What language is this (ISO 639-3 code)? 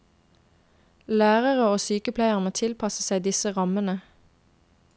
nor